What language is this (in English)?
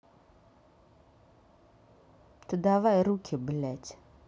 Russian